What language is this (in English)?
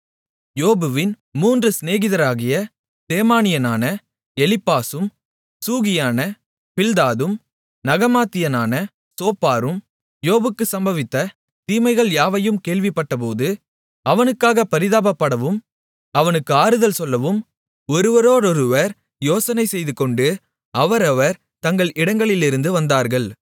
Tamil